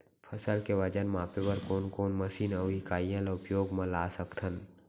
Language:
Chhattisgarhi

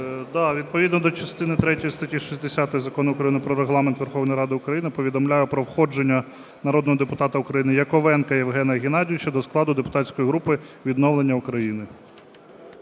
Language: Ukrainian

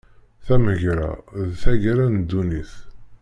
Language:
Kabyle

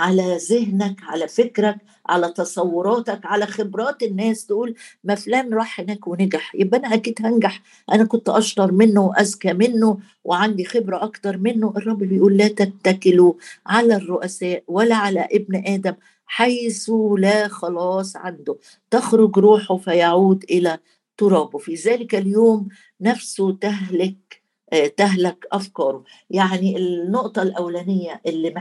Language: Arabic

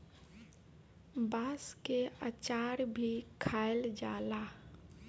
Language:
Bhojpuri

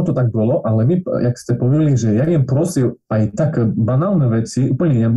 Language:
Slovak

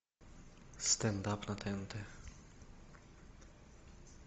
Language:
Russian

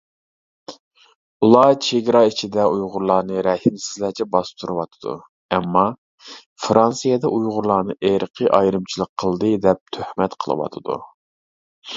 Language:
Uyghur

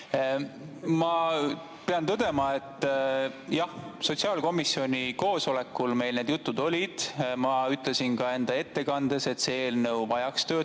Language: Estonian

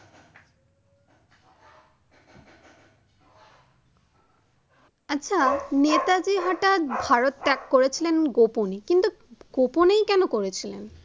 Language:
Bangla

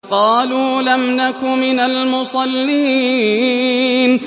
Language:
Arabic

